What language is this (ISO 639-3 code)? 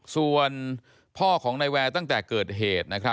tha